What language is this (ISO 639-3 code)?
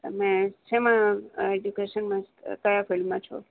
guj